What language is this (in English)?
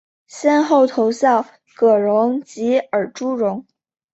Chinese